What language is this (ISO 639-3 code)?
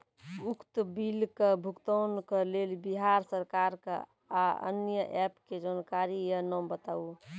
mai